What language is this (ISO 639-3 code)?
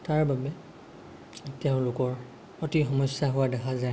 asm